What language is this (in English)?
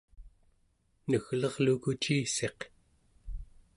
Central Yupik